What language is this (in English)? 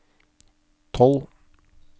Norwegian